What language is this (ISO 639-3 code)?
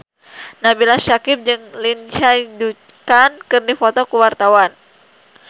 sun